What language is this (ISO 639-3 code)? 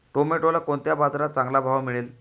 mar